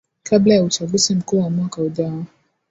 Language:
Swahili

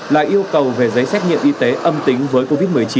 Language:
Vietnamese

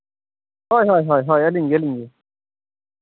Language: Santali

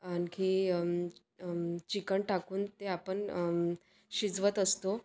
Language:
Marathi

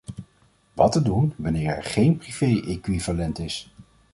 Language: Dutch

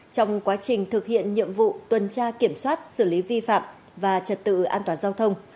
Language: Vietnamese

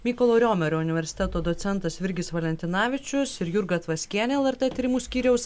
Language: Lithuanian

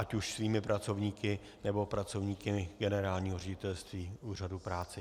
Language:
Czech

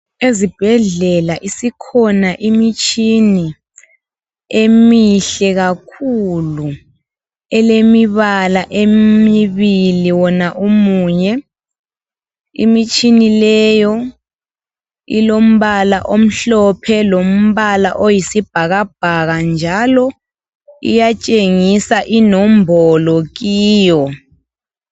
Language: North Ndebele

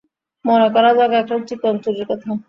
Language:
Bangla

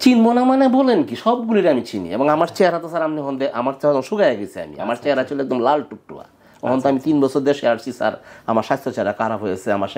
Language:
Romanian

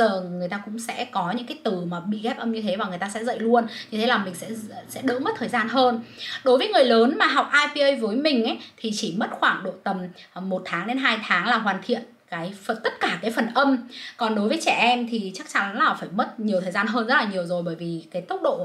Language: Vietnamese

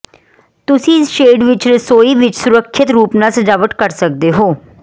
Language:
Punjabi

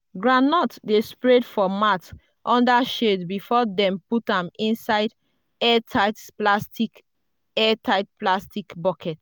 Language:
Nigerian Pidgin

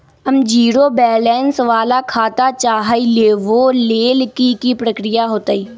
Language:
Magahi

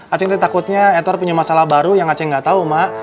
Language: Indonesian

